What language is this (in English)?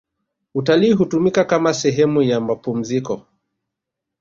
Swahili